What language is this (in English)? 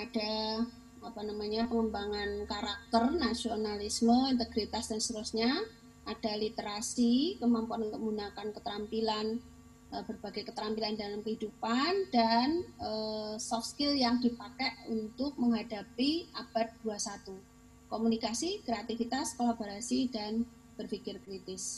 Indonesian